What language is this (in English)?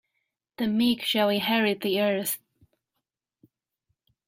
English